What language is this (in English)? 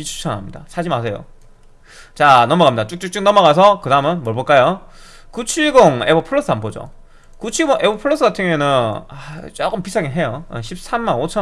Korean